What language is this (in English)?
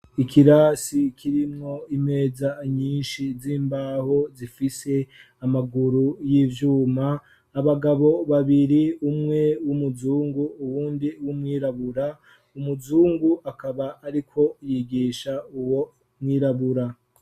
Rundi